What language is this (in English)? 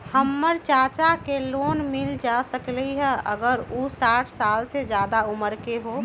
Magahi